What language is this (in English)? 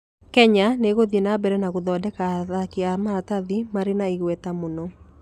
Kikuyu